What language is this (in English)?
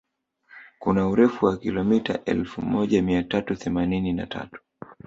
Swahili